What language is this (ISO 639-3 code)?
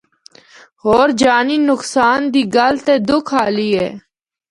hno